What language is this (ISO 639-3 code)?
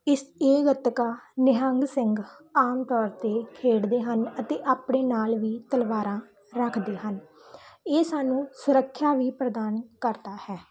pan